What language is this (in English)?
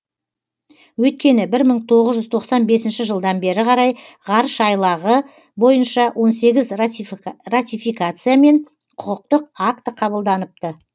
Kazakh